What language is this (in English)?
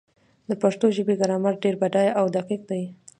Pashto